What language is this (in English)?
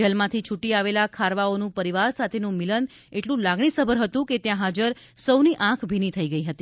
Gujarati